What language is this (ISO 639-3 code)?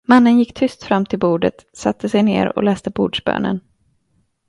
swe